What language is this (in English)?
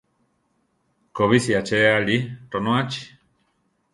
Central Tarahumara